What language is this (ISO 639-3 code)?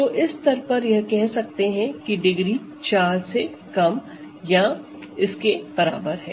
hin